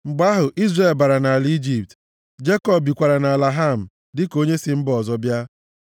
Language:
Igbo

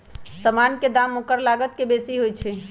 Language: Magahi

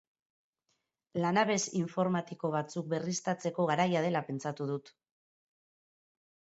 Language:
Basque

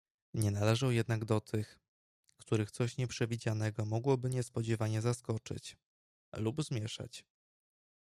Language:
Polish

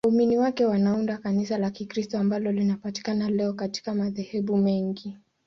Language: Swahili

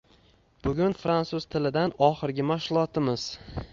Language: Uzbek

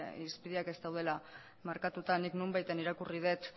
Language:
Basque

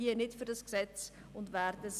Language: Swiss German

